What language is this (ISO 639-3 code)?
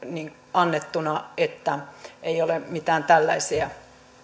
fin